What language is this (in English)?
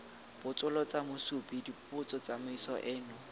Tswana